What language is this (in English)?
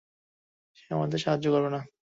Bangla